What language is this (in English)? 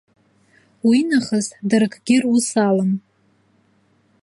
Abkhazian